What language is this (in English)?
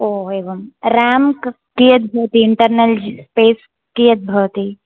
Sanskrit